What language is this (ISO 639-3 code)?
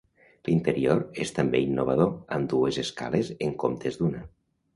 cat